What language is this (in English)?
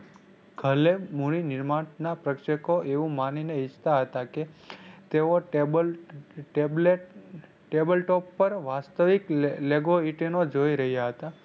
Gujarati